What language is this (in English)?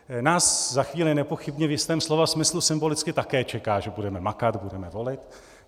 Czech